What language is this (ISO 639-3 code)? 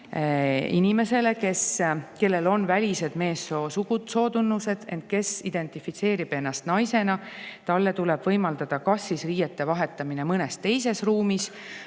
est